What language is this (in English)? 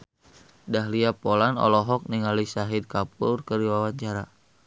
Sundanese